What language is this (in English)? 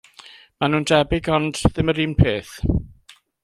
Welsh